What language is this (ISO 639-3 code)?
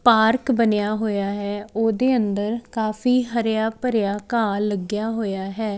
pan